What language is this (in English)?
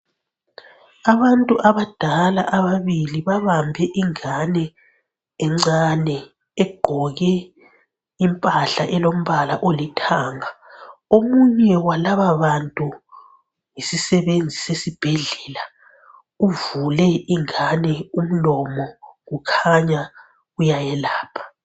North Ndebele